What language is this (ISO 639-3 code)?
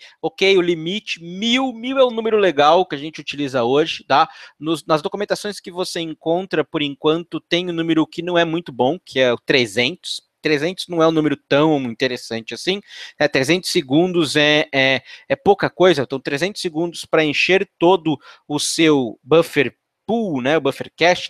por